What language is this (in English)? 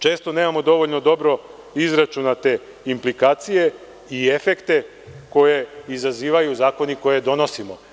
Serbian